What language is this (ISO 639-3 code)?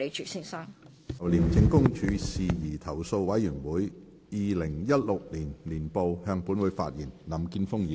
yue